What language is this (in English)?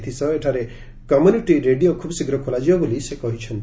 Odia